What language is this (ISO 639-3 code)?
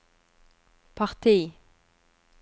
nor